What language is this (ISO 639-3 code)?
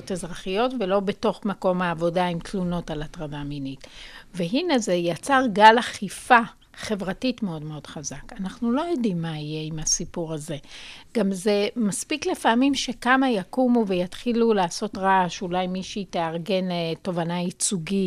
heb